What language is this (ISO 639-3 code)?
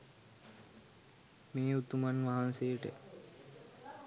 sin